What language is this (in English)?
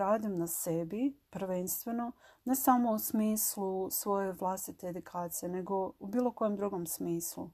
Croatian